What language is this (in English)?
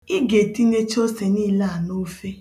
Igbo